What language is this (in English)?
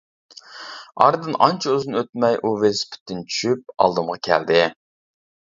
Uyghur